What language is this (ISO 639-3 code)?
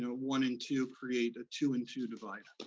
eng